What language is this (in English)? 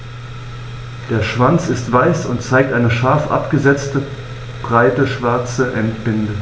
German